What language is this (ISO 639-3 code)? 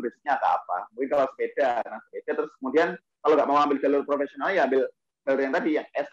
ind